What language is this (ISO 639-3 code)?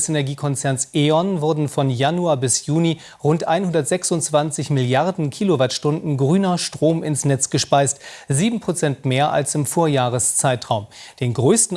deu